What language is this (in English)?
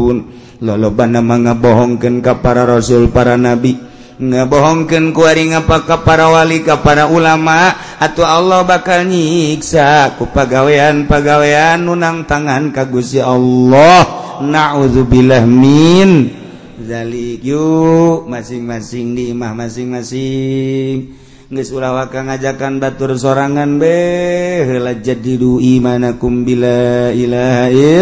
Indonesian